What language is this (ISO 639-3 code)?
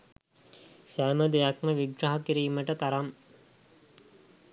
sin